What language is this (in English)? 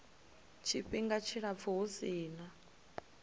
Venda